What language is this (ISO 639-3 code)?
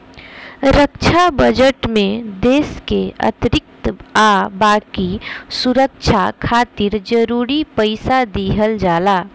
bho